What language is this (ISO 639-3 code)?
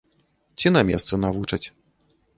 bel